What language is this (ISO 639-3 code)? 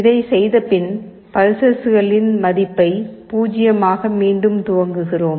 tam